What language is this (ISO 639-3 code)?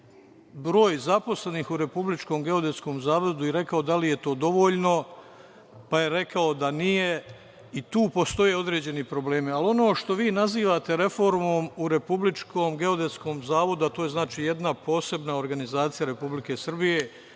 srp